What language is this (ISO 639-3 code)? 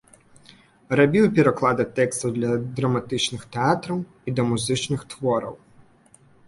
bel